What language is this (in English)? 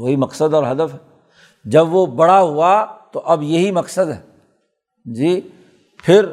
Urdu